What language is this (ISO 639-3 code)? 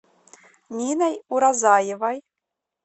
rus